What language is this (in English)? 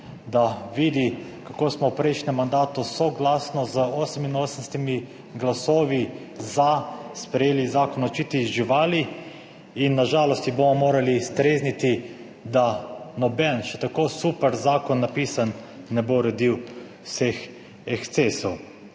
Slovenian